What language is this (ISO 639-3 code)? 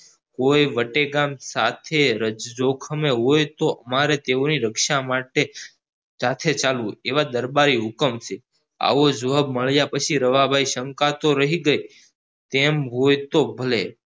guj